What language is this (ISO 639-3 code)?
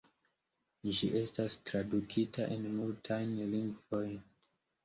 epo